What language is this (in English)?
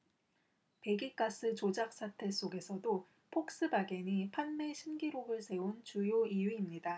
Korean